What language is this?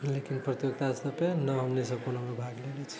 Maithili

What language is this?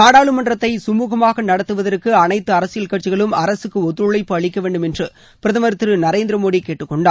Tamil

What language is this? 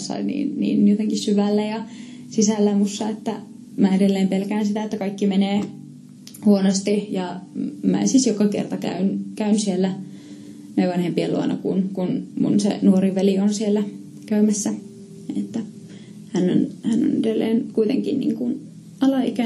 Finnish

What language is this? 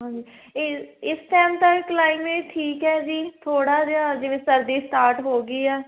Punjabi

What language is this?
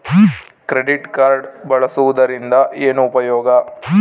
Kannada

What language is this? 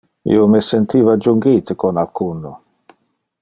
Interlingua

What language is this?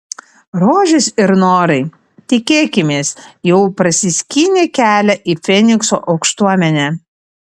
Lithuanian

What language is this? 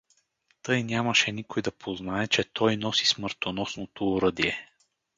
Bulgarian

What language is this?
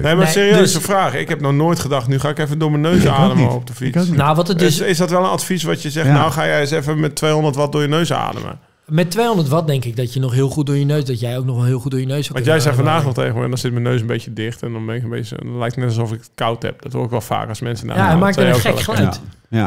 Dutch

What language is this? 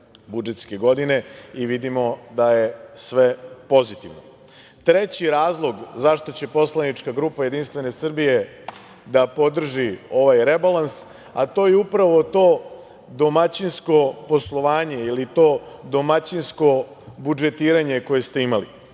Serbian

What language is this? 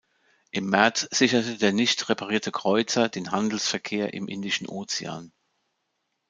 German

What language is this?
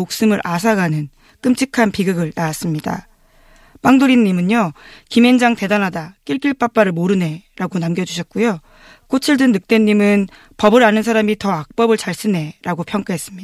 Korean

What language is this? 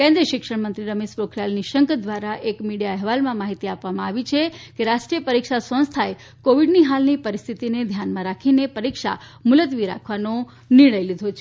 Gujarati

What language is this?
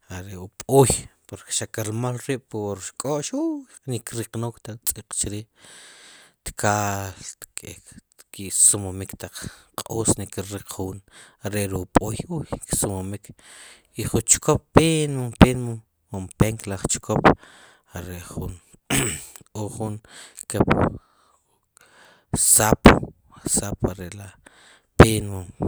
Sipacapense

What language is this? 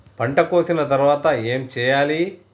Telugu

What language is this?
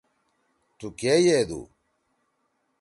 Torwali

